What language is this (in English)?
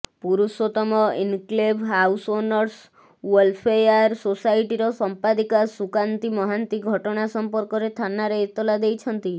Odia